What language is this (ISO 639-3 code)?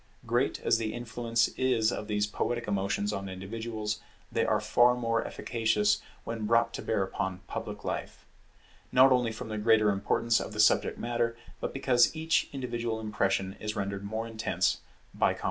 eng